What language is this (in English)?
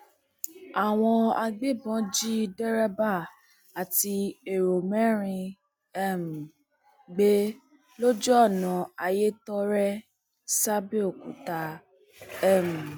Yoruba